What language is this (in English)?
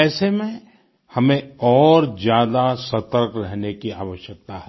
Hindi